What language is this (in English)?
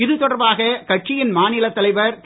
Tamil